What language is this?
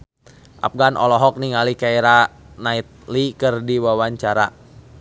Sundanese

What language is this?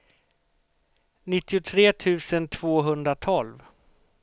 Swedish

